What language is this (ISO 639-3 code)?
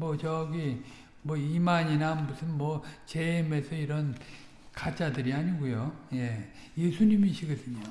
kor